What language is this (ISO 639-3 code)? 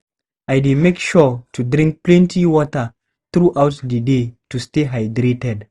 pcm